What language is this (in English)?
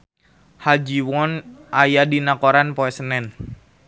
Sundanese